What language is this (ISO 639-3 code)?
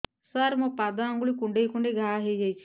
ori